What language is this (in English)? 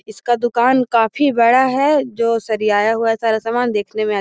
Magahi